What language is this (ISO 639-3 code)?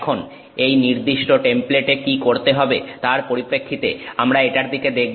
ben